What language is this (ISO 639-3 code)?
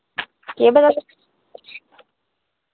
doi